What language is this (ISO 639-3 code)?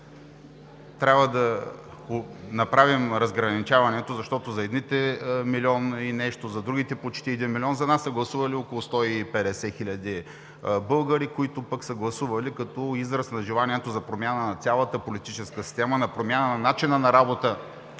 bul